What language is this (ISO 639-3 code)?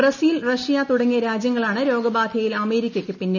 mal